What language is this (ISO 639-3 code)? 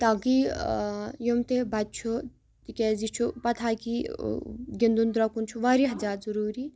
kas